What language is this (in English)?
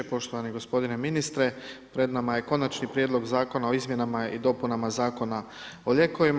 Croatian